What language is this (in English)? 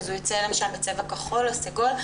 Hebrew